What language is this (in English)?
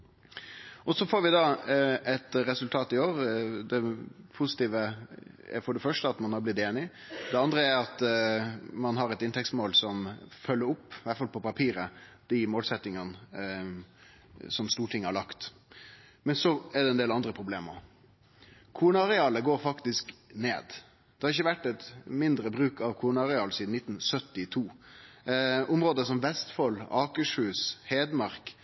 Norwegian Nynorsk